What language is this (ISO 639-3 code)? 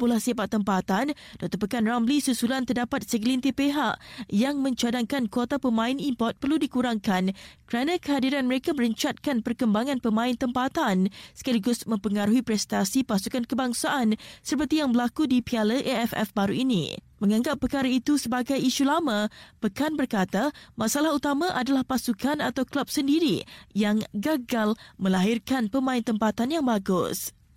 msa